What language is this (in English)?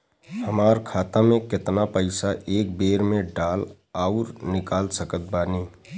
Bhojpuri